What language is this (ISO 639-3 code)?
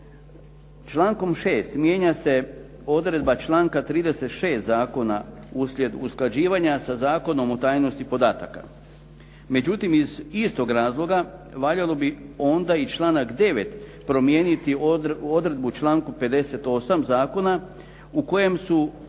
hrv